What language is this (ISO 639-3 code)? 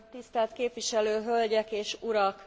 hun